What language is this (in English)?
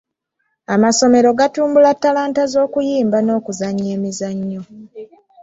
Ganda